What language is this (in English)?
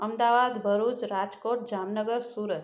Sindhi